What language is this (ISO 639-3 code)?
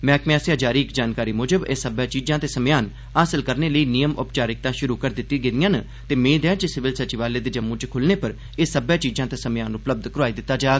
doi